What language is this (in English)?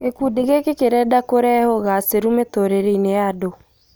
Kikuyu